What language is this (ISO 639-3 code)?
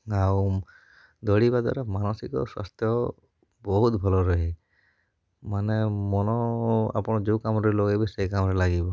ori